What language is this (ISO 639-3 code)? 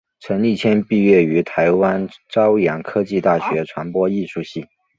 zho